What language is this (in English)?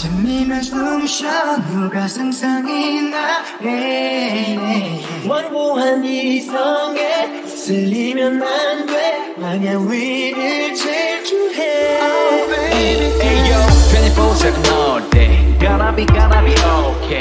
Korean